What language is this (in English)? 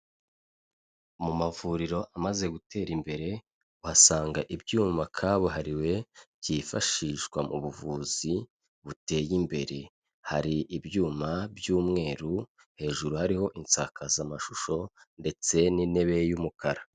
Kinyarwanda